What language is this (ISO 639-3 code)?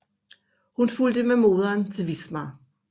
dan